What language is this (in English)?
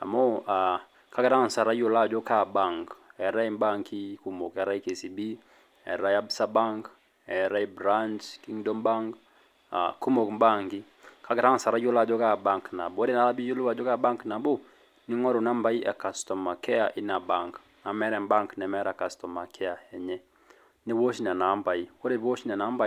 Masai